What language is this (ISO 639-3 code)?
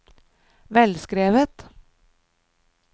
nor